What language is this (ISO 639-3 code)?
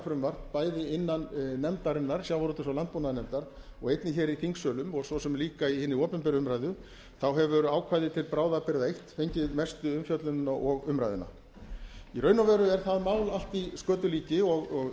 isl